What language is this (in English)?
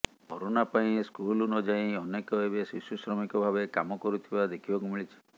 Odia